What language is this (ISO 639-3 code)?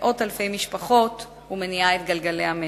heb